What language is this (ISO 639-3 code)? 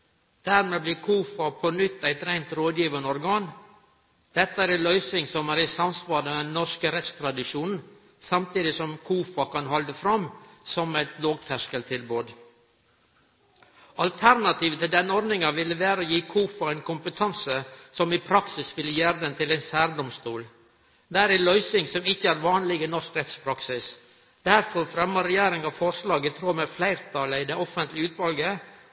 nno